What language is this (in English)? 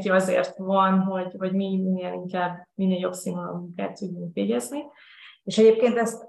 Hungarian